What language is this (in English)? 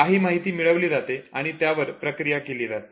Marathi